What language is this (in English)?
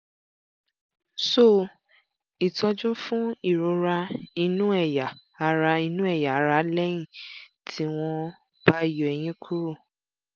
Yoruba